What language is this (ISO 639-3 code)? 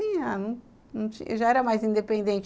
por